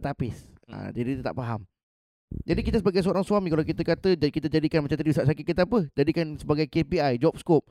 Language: Malay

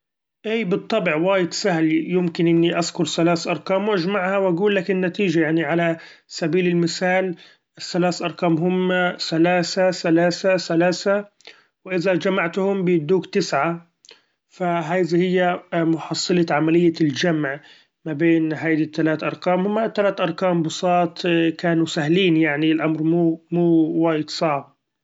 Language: Gulf Arabic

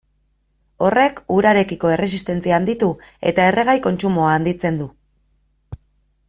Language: Basque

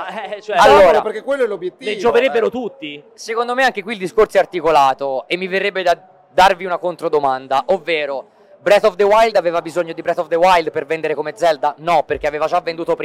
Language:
Italian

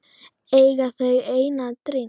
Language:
Icelandic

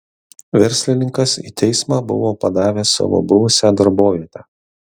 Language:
Lithuanian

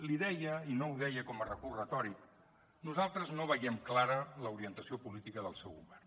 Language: Catalan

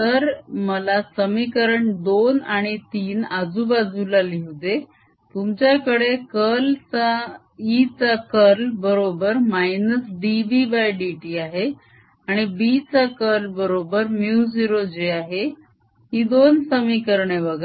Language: Marathi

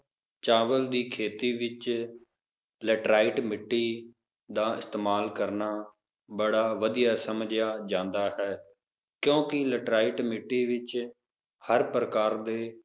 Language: Punjabi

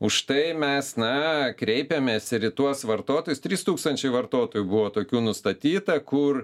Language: Lithuanian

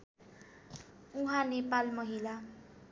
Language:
Nepali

